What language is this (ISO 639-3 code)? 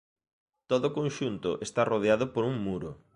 glg